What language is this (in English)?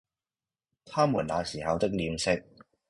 Cantonese